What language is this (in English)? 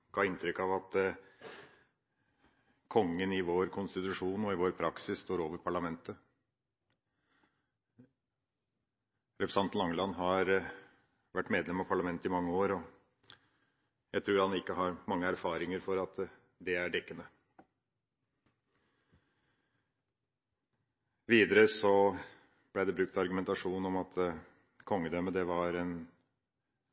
Norwegian Bokmål